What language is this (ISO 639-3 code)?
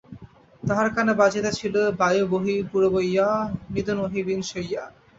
ben